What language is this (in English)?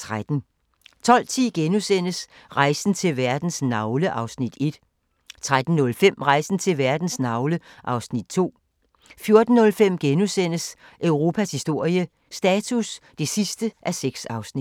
Danish